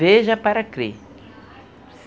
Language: Portuguese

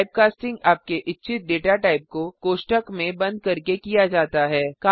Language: Hindi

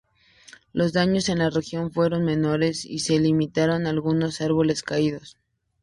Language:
Spanish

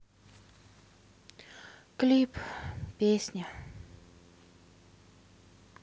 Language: Russian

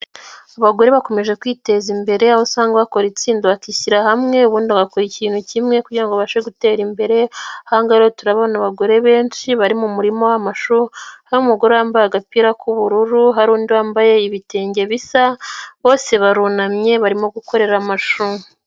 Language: Kinyarwanda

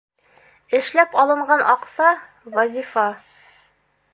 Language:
Bashkir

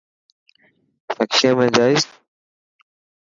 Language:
Dhatki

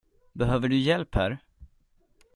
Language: Swedish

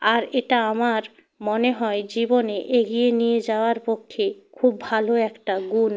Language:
Bangla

